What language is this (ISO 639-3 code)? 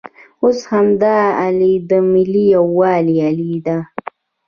pus